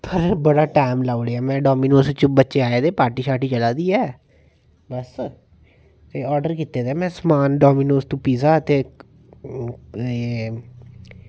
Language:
Dogri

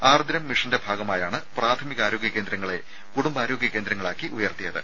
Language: Malayalam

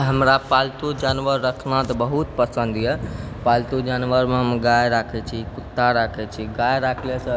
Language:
Maithili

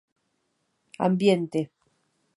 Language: Galician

